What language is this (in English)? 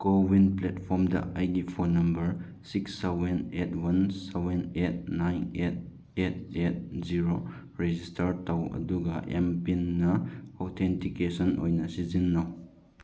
Manipuri